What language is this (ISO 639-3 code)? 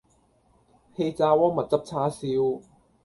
yue